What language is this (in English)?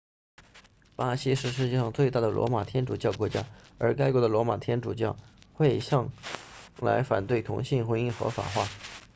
Chinese